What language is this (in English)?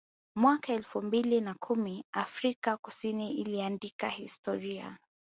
Swahili